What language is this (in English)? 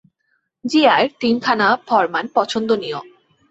Bangla